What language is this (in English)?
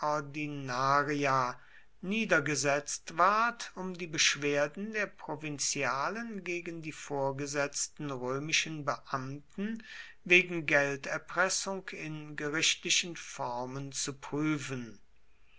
German